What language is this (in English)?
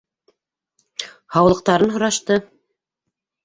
Bashkir